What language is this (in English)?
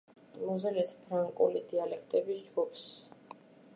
Georgian